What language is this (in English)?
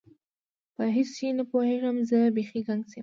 Pashto